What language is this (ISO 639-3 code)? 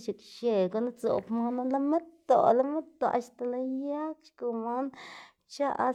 ztg